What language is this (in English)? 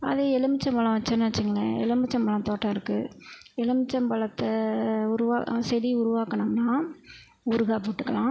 Tamil